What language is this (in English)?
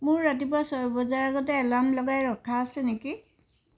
Assamese